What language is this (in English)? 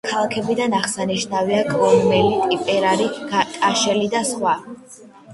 Georgian